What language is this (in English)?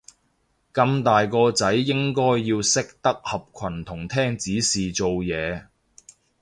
Cantonese